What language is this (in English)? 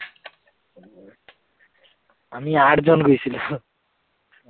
Assamese